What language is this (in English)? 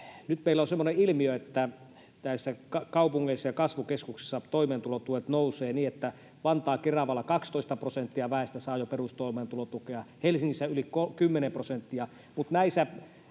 Finnish